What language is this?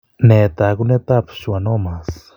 Kalenjin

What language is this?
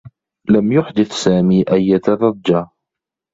Arabic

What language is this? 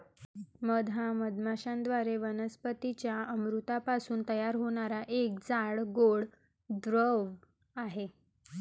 Marathi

